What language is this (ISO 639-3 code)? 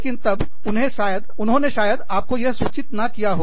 hin